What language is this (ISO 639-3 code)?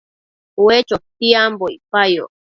mcf